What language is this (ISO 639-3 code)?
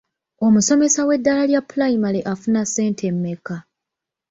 lug